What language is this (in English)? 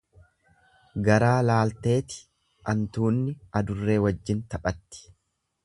Oromo